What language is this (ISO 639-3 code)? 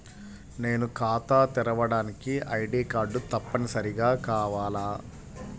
tel